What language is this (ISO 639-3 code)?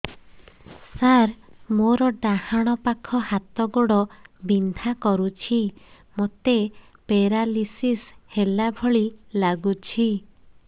ori